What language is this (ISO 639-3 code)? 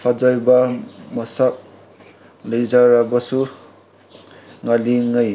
mni